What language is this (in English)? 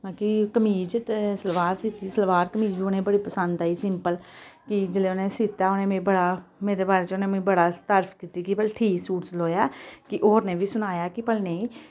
Dogri